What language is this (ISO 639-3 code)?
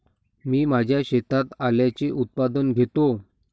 mar